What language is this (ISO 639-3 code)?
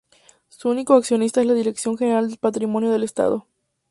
spa